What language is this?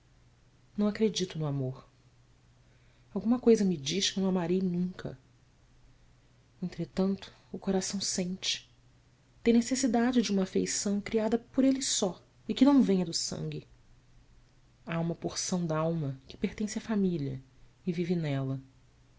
Portuguese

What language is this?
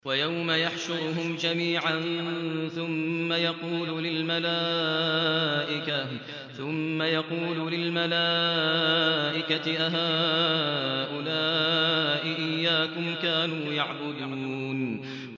Arabic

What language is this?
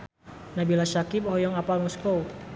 Sundanese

